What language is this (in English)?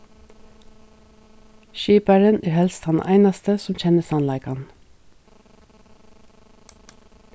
Faroese